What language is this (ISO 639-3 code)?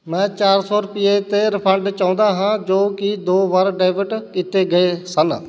pan